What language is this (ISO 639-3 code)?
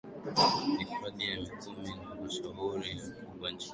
swa